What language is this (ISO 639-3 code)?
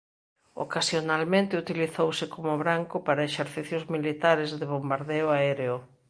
glg